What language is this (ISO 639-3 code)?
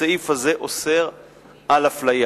heb